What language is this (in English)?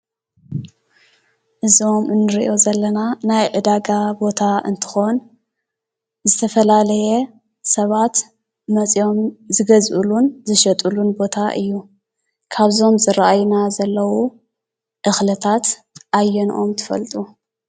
Tigrinya